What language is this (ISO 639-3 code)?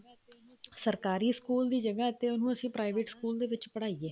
pan